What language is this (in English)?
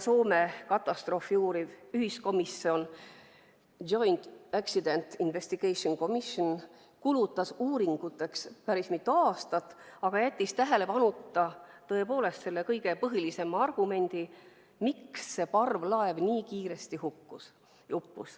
Estonian